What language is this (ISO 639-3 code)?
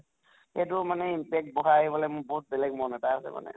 asm